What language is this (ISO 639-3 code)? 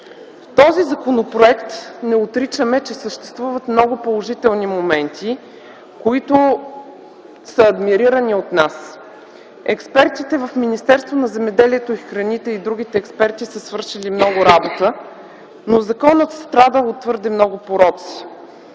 bul